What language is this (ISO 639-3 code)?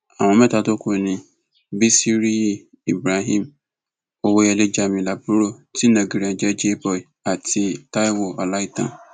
yor